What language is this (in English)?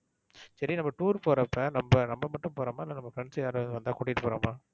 Tamil